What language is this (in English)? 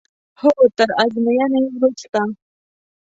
Pashto